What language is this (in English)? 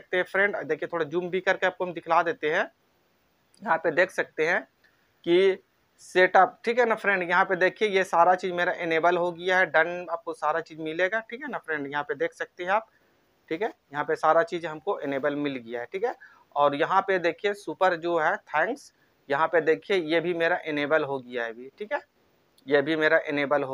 Hindi